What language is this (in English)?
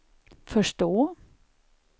Swedish